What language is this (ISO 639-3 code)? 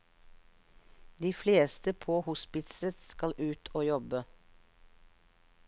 nor